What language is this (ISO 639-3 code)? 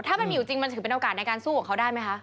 tha